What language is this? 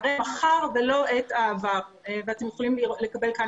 Hebrew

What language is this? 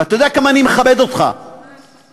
Hebrew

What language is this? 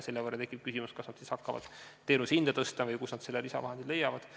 Estonian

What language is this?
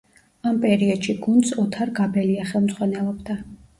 Georgian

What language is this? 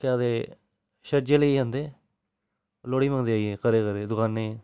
Dogri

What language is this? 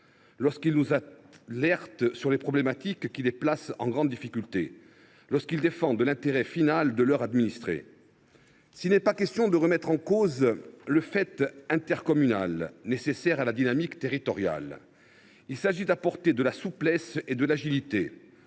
French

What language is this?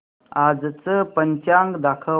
Marathi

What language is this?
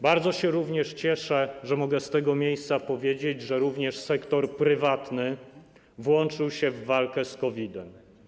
Polish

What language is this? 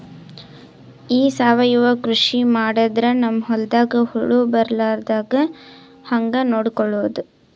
Kannada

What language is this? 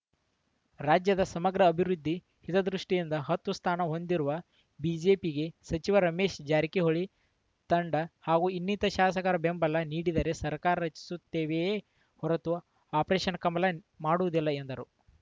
Kannada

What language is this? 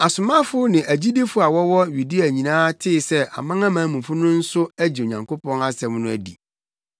Akan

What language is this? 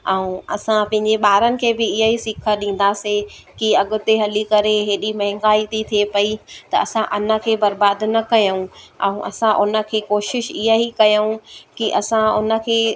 Sindhi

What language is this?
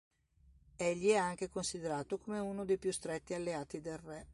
Italian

